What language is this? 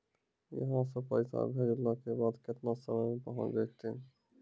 Maithili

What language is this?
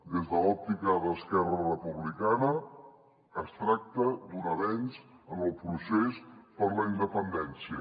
Catalan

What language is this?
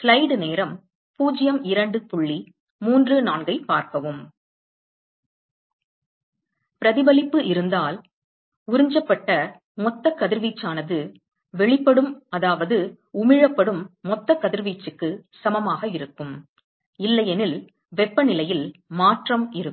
Tamil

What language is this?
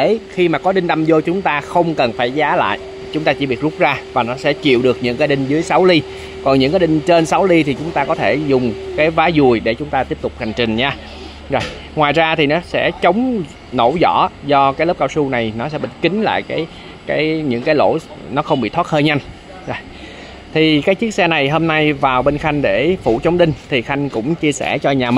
Vietnamese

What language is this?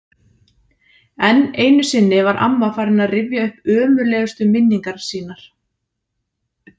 Icelandic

